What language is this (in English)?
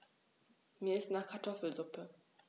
German